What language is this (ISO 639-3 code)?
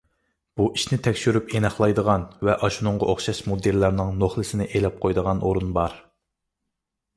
uig